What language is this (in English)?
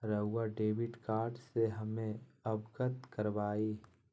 Magahi